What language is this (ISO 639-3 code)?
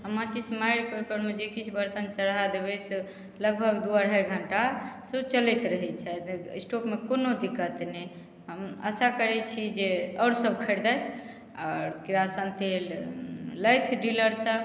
mai